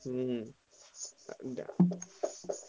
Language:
Odia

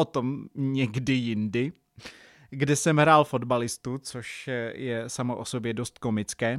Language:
Czech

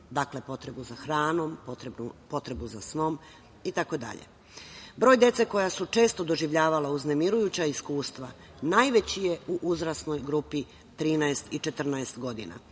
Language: Serbian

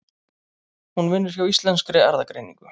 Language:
Icelandic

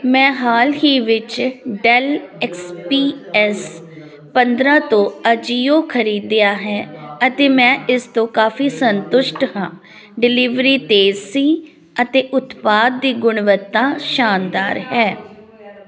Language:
Punjabi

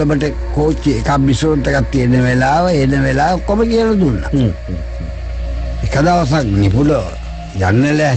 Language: Indonesian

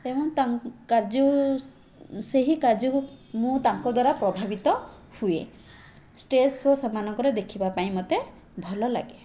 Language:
Odia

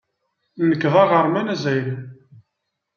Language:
Kabyle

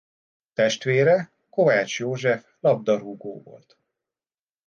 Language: Hungarian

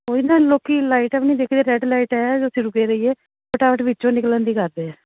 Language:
Punjabi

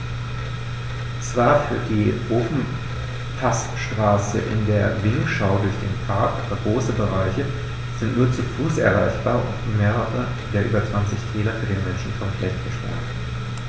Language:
German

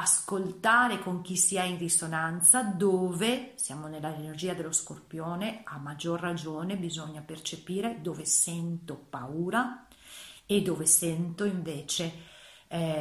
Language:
Italian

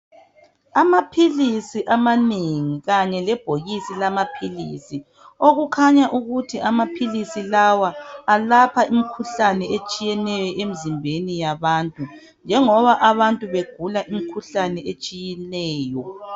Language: North Ndebele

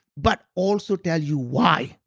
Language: English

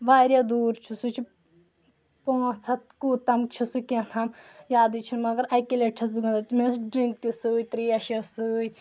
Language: Kashmiri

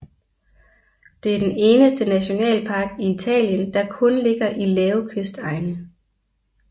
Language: Danish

